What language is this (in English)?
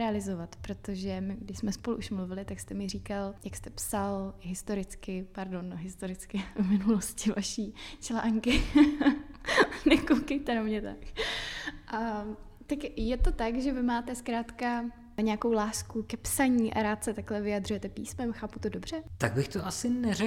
Czech